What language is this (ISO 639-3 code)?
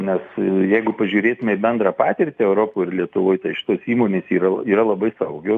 lit